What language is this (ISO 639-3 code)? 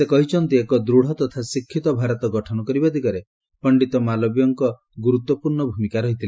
ori